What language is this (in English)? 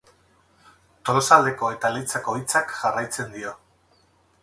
Basque